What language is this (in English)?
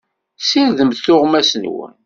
Kabyle